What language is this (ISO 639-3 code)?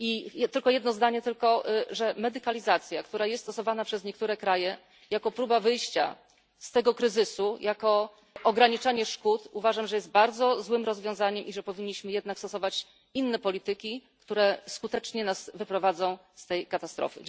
pol